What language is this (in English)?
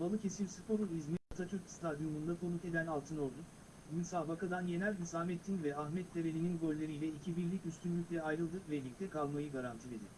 Turkish